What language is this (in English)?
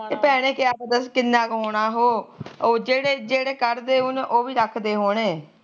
Punjabi